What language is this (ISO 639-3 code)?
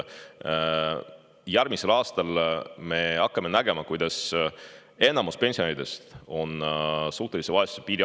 est